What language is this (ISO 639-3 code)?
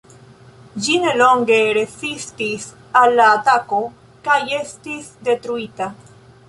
epo